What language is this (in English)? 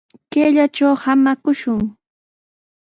Sihuas Ancash Quechua